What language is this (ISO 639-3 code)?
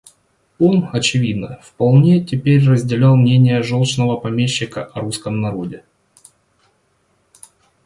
rus